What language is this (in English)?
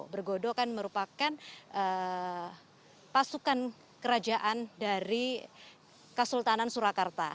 Indonesian